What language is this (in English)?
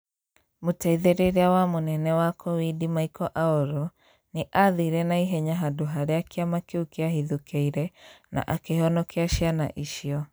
Kikuyu